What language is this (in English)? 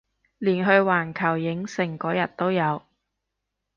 Cantonese